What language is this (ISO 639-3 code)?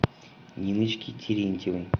rus